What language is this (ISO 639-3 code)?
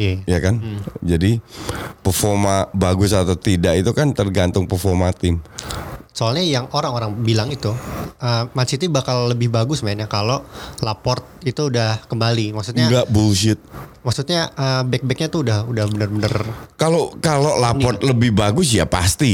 ind